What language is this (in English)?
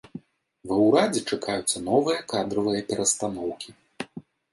Belarusian